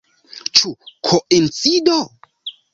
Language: Esperanto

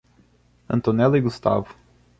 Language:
Portuguese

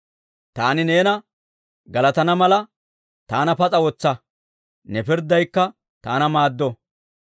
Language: Dawro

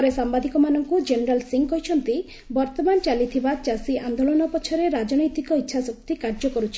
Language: Odia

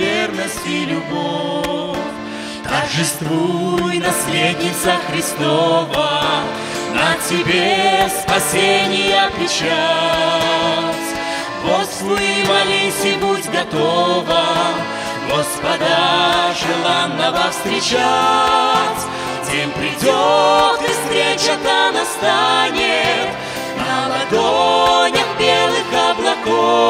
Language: Russian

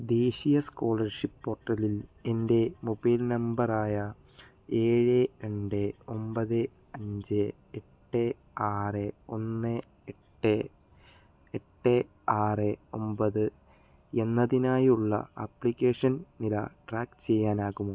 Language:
Malayalam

